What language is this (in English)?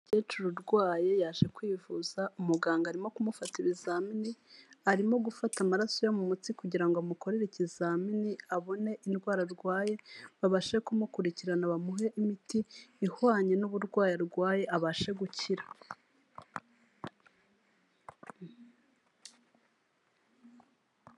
Kinyarwanda